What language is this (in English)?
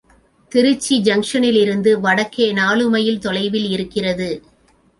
Tamil